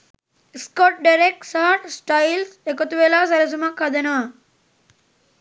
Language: Sinhala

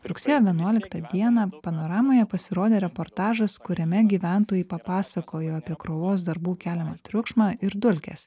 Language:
Lithuanian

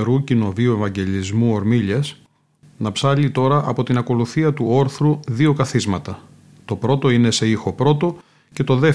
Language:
Greek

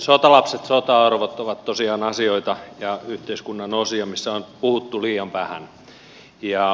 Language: Finnish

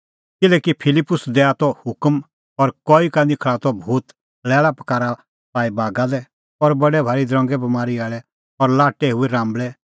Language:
Kullu Pahari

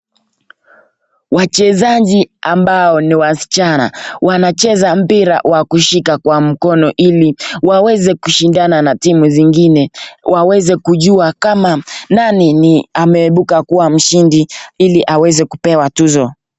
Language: Swahili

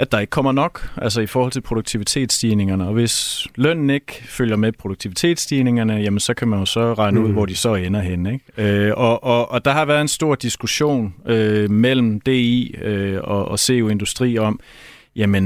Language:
Danish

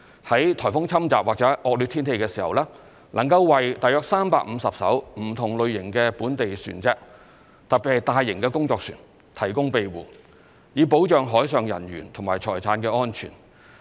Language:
Cantonese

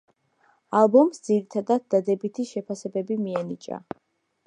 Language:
Georgian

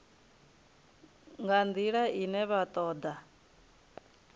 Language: Venda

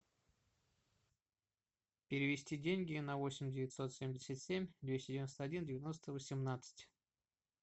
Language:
Russian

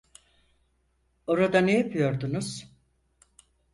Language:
Turkish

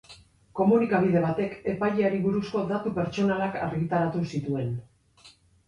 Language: Basque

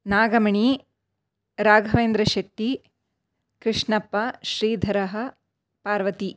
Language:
Sanskrit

